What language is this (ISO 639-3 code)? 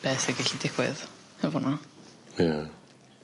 cym